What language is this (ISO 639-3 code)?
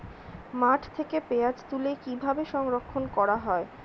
ben